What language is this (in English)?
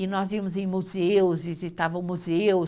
Portuguese